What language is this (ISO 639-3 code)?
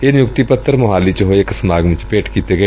pan